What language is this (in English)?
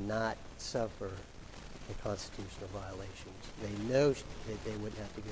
English